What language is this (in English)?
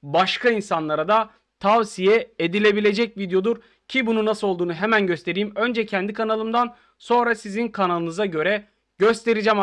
Turkish